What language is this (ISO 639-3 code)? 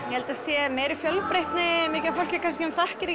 isl